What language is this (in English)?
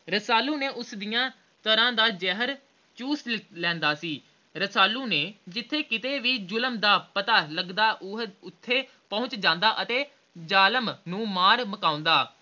Punjabi